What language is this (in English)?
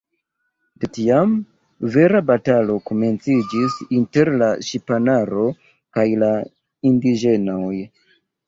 Esperanto